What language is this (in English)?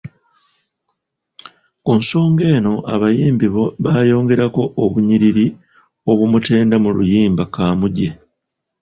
Ganda